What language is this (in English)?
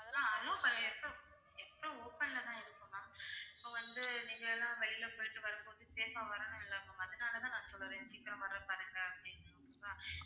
Tamil